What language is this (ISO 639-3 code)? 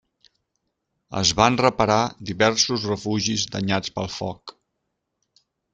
cat